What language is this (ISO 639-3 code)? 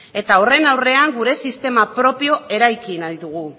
eus